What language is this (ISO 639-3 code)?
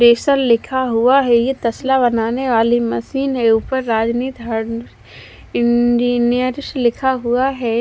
hin